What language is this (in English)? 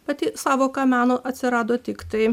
Lithuanian